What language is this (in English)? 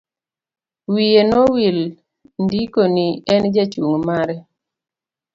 Luo (Kenya and Tanzania)